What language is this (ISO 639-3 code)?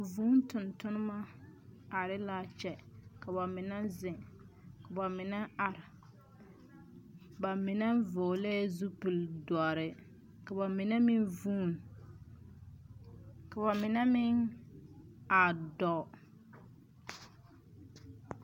dga